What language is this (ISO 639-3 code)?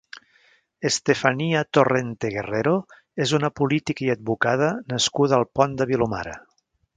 cat